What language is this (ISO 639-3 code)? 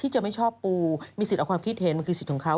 tha